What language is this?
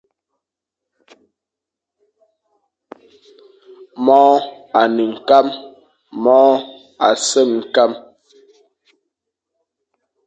Fang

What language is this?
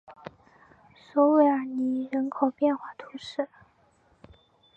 Chinese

